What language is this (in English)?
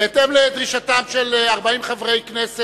Hebrew